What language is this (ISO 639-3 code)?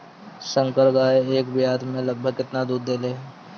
bho